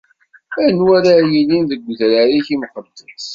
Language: Kabyle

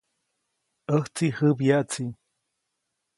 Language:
Copainalá Zoque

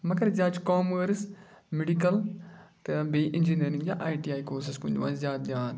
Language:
Kashmiri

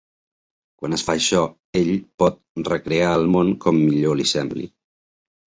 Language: Catalan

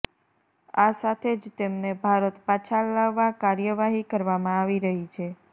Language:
Gujarati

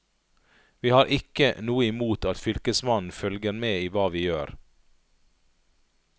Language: Norwegian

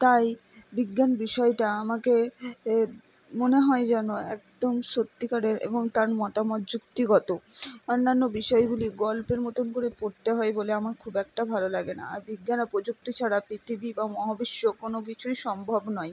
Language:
Bangla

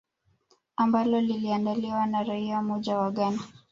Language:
Swahili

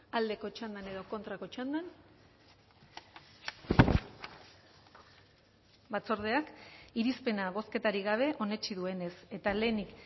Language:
Basque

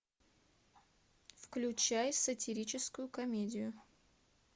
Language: Russian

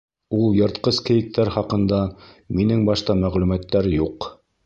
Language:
Bashkir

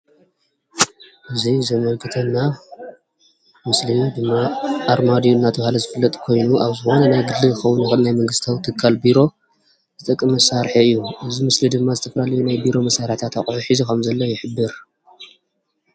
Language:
Tigrinya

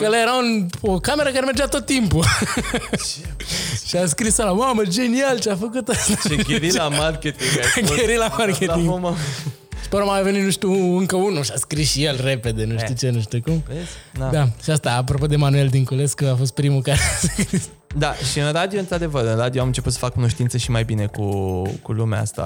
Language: Romanian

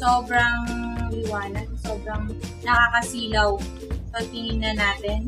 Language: Filipino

